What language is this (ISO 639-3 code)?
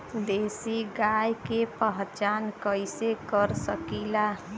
bho